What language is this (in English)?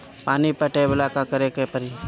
Bhojpuri